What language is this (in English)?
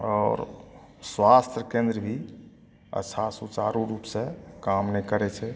Maithili